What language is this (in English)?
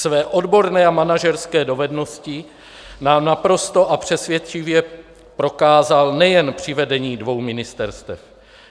Czech